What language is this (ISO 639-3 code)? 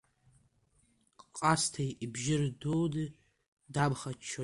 abk